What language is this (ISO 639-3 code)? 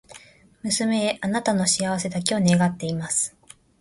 jpn